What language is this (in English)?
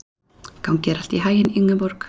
Icelandic